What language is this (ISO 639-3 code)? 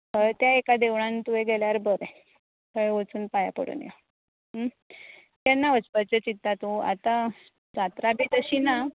kok